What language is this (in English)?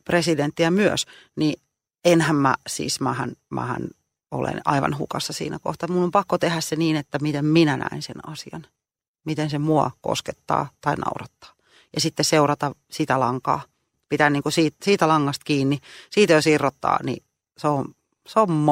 Finnish